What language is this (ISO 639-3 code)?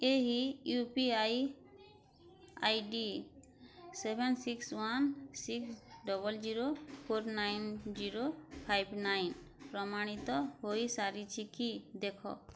ori